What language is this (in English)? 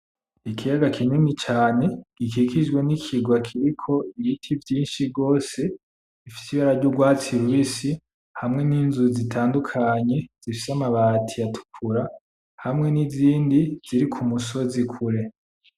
Rundi